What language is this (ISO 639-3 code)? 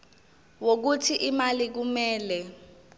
zul